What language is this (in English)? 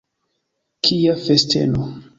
Esperanto